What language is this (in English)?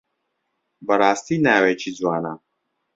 Central Kurdish